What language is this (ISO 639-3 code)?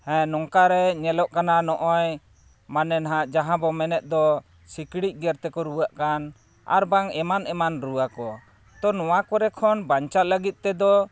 sat